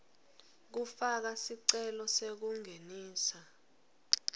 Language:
Swati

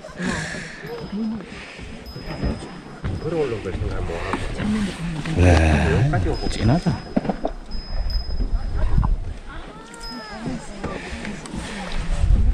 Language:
Korean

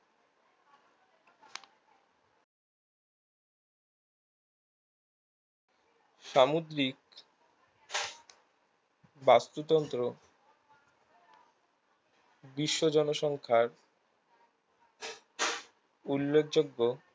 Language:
Bangla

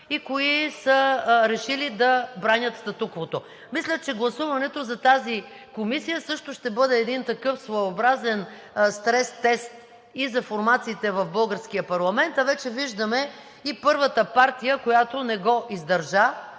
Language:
Bulgarian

